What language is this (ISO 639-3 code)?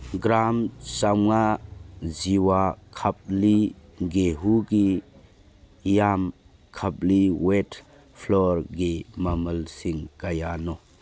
mni